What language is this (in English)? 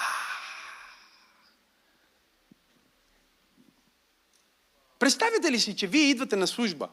Bulgarian